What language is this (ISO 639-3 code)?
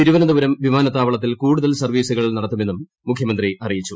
mal